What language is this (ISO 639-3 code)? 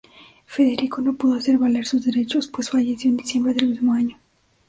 spa